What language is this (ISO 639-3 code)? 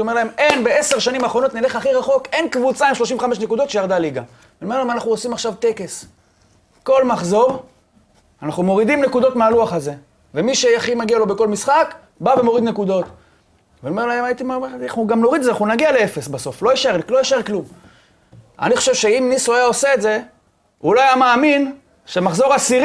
heb